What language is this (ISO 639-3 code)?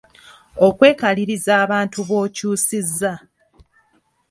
lug